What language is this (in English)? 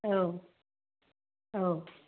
Bodo